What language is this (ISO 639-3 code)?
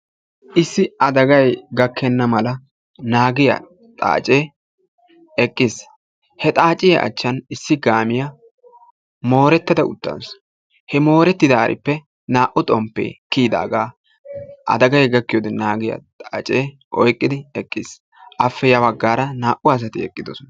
wal